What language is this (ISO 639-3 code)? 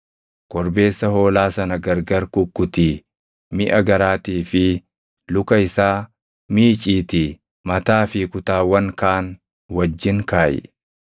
orm